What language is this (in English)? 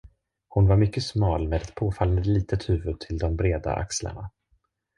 Swedish